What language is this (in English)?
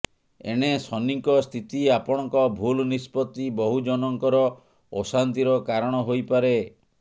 Odia